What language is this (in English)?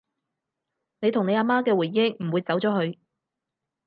Cantonese